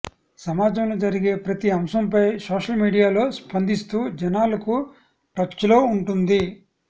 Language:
Telugu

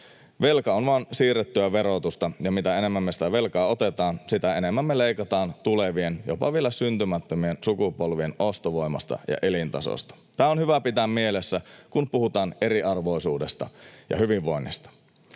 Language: Finnish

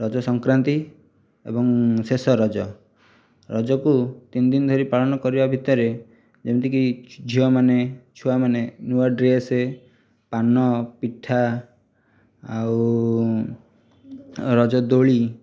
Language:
Odia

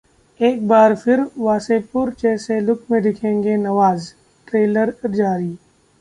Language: Hindi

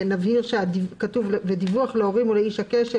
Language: Hebrew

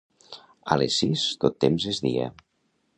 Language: Catalan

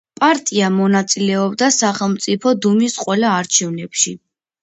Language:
Georgian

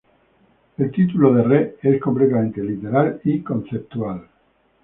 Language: Spanish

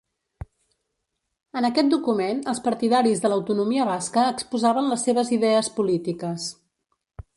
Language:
Catalan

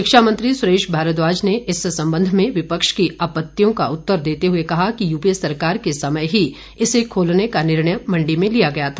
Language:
Hindi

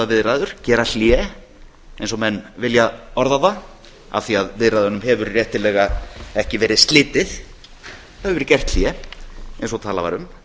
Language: Icelandic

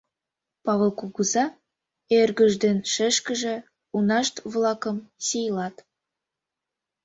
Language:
Mari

